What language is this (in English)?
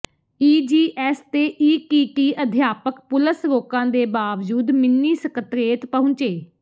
Punjabi